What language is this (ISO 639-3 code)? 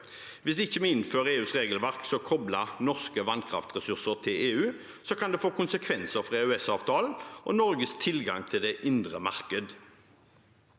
nor